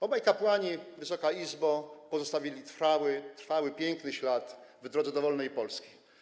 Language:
Polish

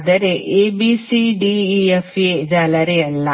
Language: Kannada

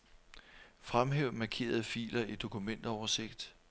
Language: Danish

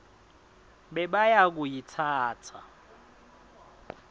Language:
Swati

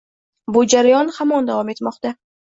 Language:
Uzbek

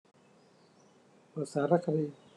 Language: Thai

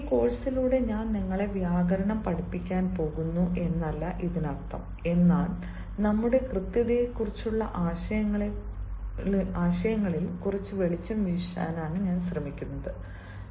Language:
Malayalam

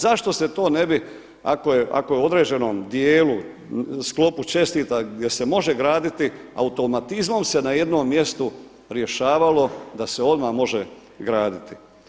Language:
Croatian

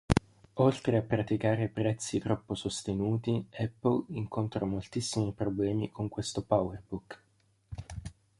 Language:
Italian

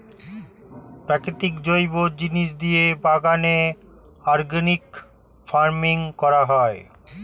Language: Bangla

